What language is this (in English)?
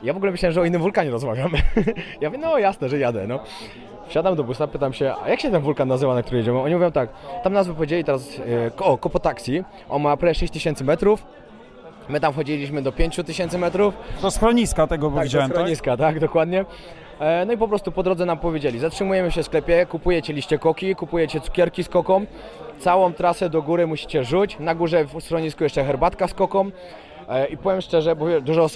Polish